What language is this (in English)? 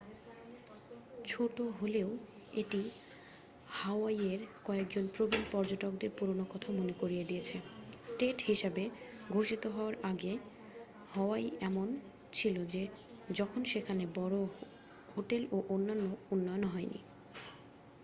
Bangla